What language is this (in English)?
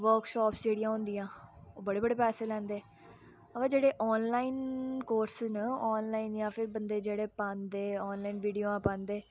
Dogri